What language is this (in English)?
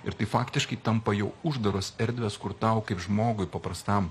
Lithuanian